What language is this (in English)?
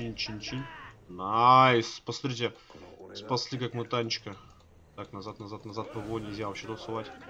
Russian